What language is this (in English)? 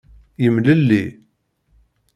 Kabyle